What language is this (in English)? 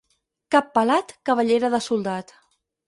Catalan